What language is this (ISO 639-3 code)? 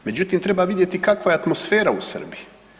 hrv